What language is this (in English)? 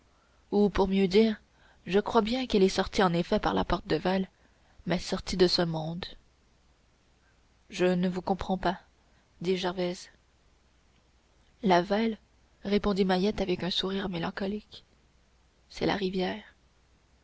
French